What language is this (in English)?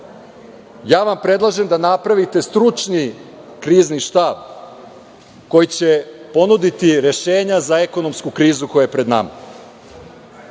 Serbian